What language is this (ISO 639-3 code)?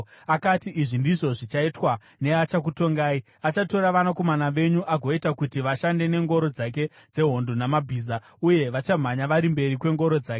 sna